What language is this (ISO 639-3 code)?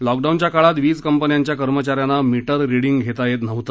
mar